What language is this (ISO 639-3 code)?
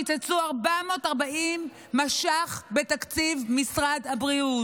heb